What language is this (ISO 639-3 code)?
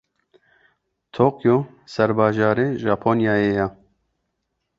kur